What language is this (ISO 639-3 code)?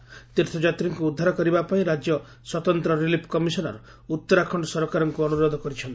ori